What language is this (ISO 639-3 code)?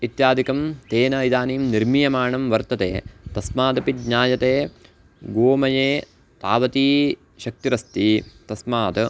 san